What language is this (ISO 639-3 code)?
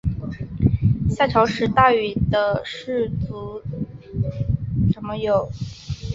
zho